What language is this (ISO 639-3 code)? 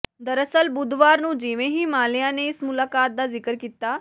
pan